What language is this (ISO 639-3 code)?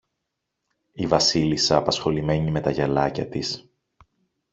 ell